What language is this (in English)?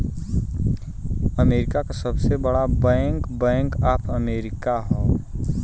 Bhojpuri